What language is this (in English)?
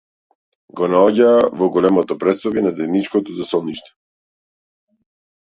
Macedonian